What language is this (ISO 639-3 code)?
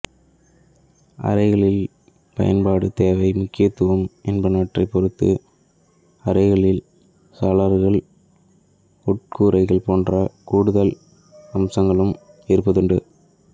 tam